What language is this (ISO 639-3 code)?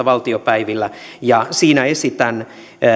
fin